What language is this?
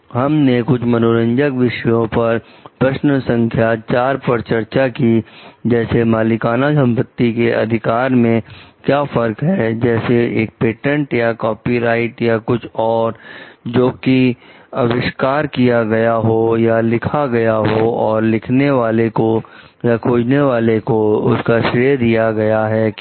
Hindi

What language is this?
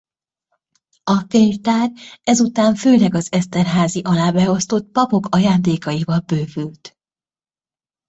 Hungarian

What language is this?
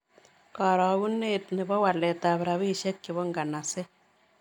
Kalenjin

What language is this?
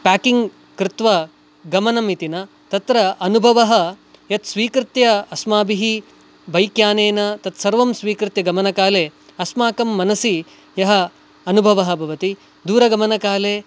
Sanskrit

